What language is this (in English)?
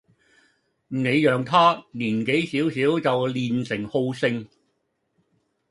Cantonese